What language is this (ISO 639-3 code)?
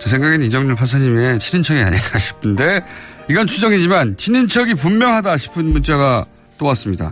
kor